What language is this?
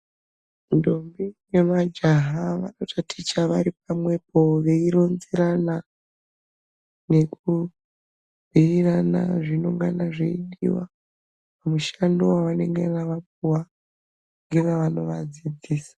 Ndau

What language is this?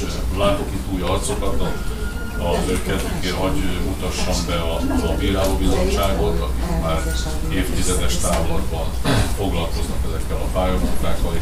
Hungarian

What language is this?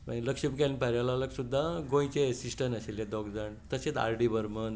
Konkani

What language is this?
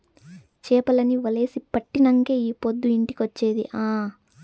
Telugu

